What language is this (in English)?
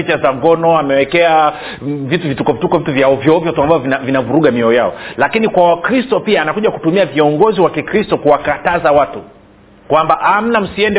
Swahili